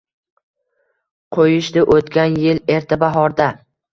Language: Uzbek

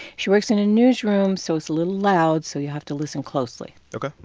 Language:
English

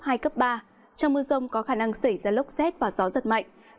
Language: Vietnamese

